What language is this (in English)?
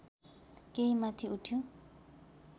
Nepali